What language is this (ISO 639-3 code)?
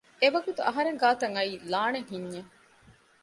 div